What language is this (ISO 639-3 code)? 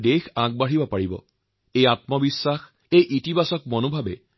asm